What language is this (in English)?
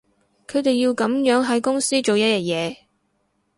Cantonese